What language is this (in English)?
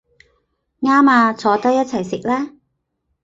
Cantonese